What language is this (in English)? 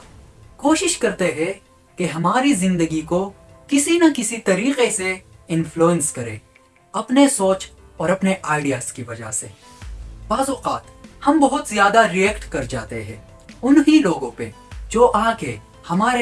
Hindi